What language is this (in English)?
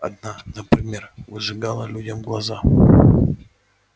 Russian